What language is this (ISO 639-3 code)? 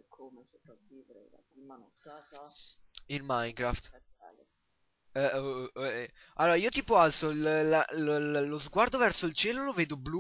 ita